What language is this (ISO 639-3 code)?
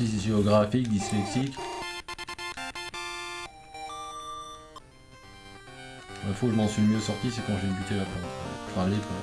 fra